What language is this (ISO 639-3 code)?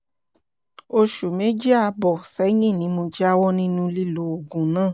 yor